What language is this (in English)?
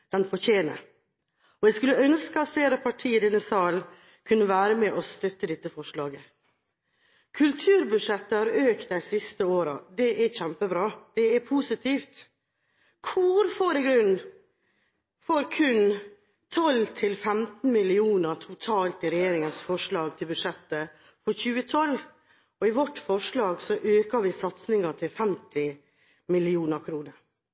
Norwegian Bokmål